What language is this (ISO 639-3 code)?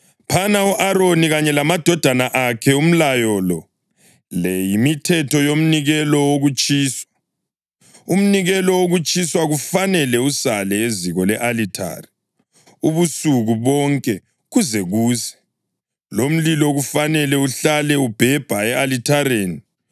nde